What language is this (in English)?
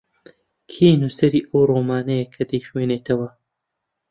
Central Kurdish